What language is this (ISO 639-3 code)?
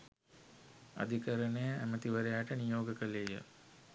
sin